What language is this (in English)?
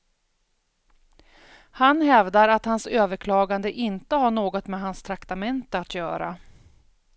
Swedish